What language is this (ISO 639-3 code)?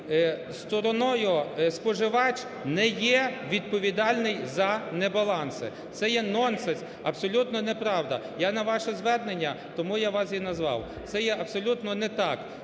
ukr